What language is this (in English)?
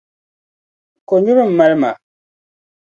Dagbani